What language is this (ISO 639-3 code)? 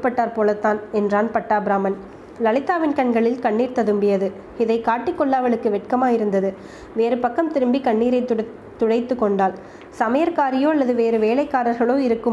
tam